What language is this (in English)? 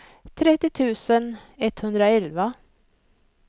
Swedish